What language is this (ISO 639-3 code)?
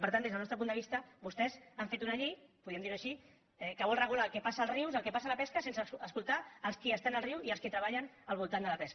cat